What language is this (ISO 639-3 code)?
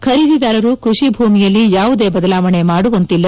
kan